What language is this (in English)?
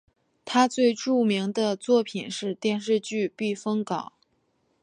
Chinese